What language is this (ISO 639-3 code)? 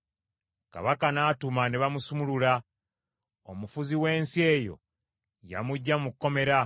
lug